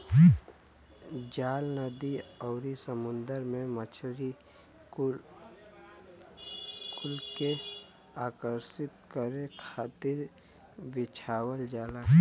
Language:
Bhojpuri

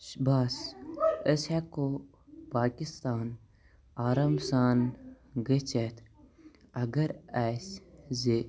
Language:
Kashmiri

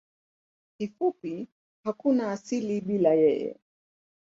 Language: Swahili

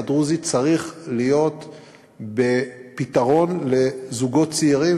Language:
Hebrew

